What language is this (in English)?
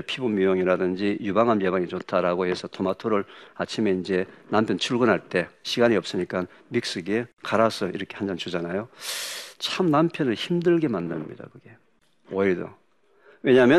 Korean